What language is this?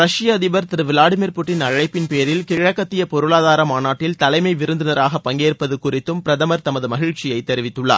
Tamil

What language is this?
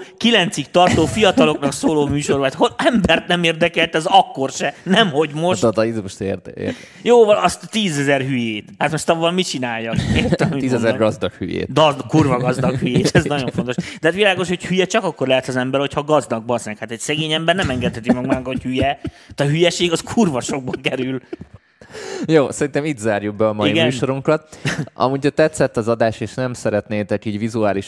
Hungarian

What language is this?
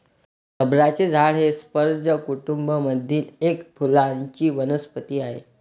Marathi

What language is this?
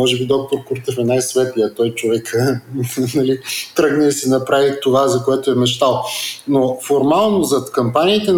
Bulgarian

